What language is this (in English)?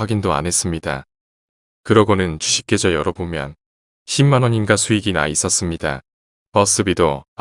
Korean